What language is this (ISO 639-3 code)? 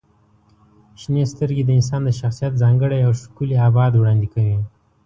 pus